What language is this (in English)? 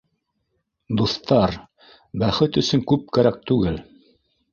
Bashkir